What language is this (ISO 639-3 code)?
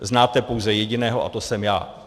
ces